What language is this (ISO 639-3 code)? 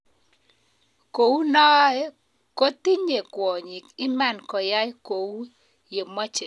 kln